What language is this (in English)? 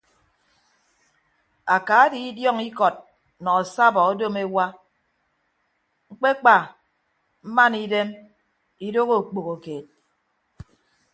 Ibibio